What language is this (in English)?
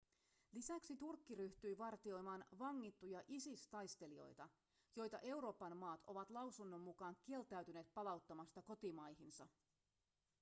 Finnish